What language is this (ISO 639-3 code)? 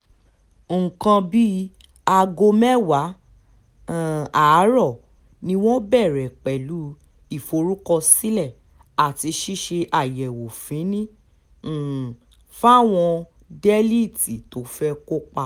yor